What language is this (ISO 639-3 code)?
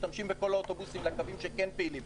heb